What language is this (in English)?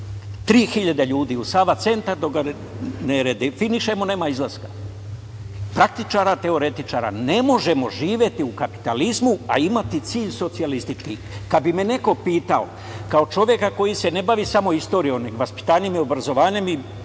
Serbian